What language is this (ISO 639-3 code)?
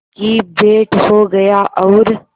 hin